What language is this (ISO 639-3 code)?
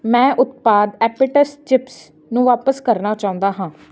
pan